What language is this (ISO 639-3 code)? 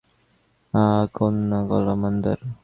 ben